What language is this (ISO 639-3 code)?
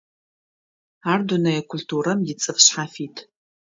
ady